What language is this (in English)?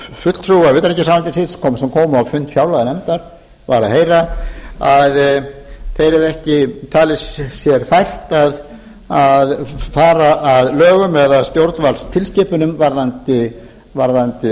Icelandic